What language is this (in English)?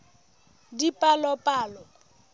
Southern Sotho